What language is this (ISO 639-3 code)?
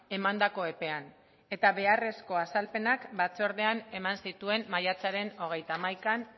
eus